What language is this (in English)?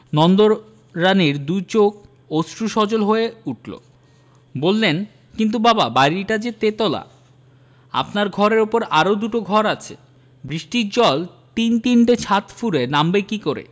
Bangla